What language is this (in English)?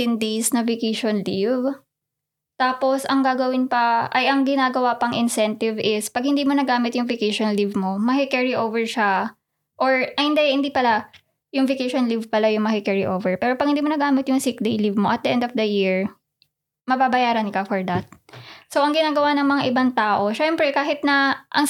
Filipino